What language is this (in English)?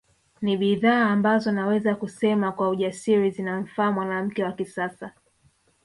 Swahili